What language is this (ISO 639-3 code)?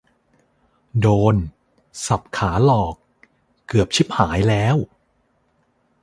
tha